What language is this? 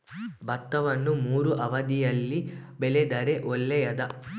Kannada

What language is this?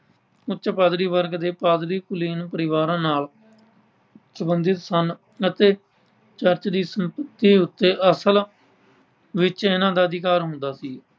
Punjabi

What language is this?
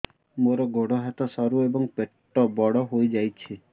Odia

